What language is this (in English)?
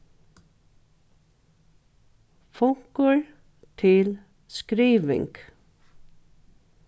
Faroese